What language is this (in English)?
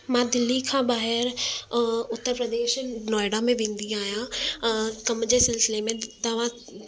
Sindhi